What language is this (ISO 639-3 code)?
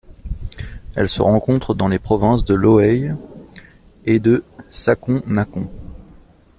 fra